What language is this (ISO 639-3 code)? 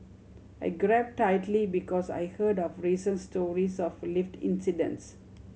eng